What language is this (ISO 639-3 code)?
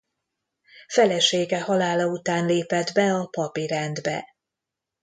hun